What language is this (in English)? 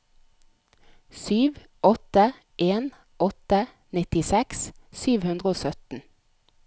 Norwegian